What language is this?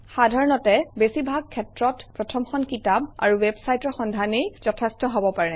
Assamese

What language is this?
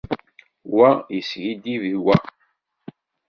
Kabyle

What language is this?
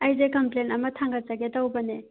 Manipuri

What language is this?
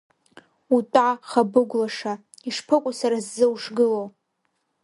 Abkhazian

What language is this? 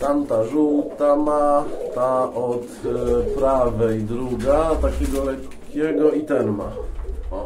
Polish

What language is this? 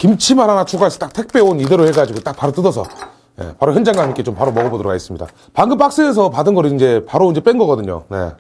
Korean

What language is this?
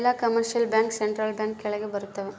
Kannada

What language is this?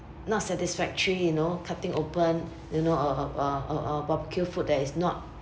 English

